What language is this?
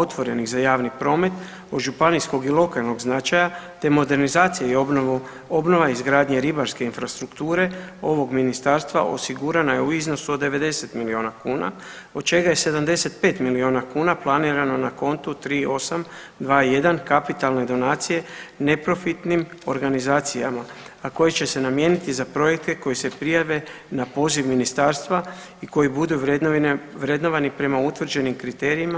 Croatian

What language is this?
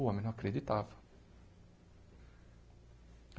Portuguese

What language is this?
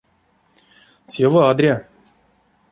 Erzya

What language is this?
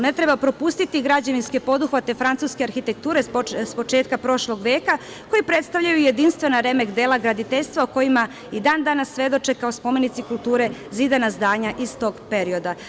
Serbian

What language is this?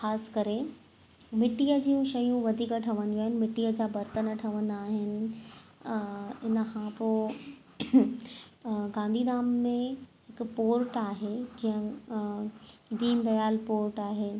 Sindhi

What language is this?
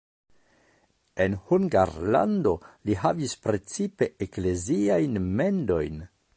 Esperanto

